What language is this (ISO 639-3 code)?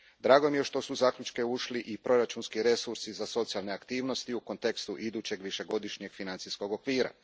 hrv